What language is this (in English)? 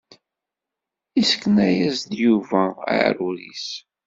Kabyle